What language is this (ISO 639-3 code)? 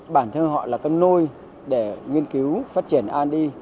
vie